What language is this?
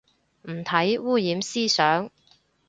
Cantonese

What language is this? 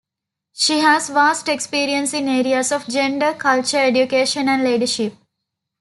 English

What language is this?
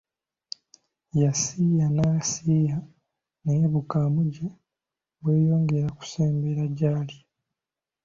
Ganda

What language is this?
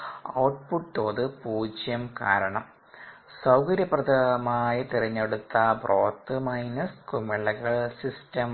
Malayalam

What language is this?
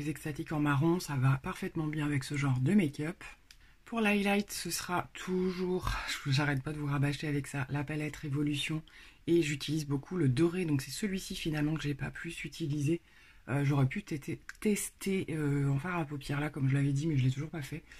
French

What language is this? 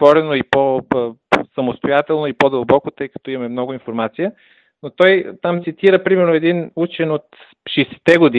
Bulgarian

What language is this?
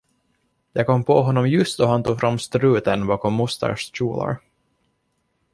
Swedish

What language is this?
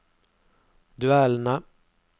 Norwegian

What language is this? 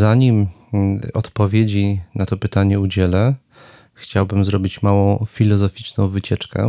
Polish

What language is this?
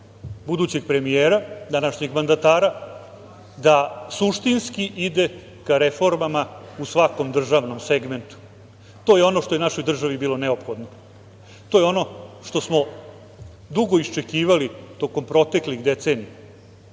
Serbian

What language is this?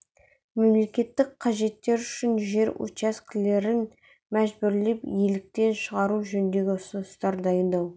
Kazakh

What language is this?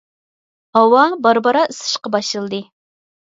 Uyghur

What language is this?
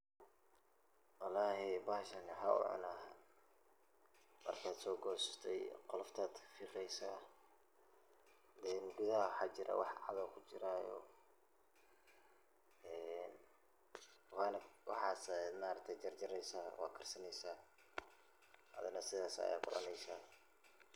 Somali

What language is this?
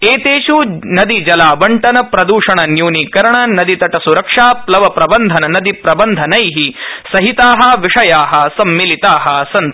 Sanskrit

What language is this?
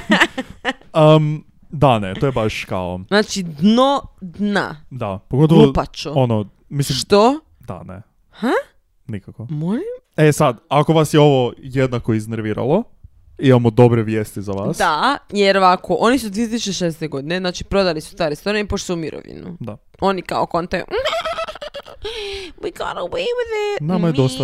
Croatian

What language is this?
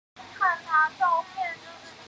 Chinese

